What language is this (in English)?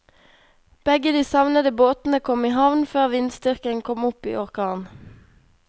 Norwegian